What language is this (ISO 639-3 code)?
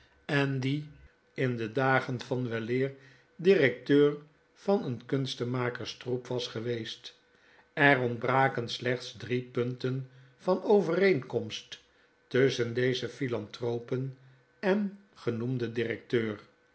nld